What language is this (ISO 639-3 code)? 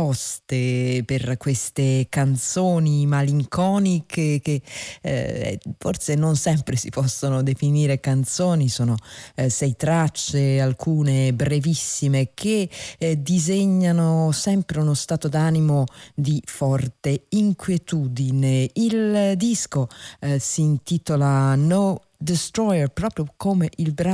ita